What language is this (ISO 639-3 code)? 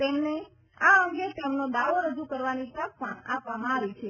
guj